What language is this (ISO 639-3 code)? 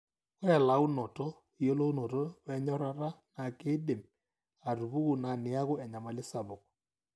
mas